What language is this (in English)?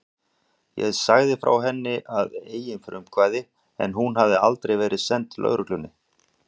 Icelandic